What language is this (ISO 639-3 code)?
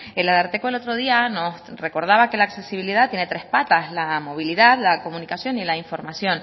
spa